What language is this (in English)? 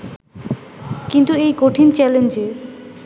Bangla